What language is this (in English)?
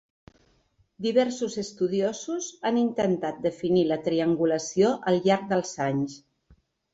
Catalan